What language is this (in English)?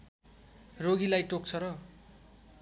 Nepali